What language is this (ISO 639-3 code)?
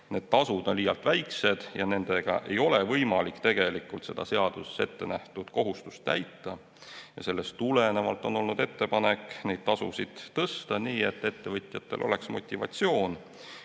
est